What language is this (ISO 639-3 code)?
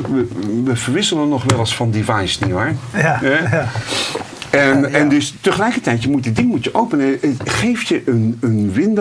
nld